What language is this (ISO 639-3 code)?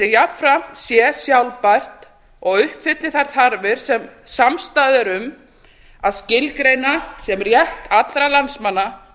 isl